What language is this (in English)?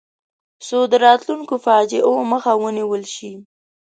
Pashto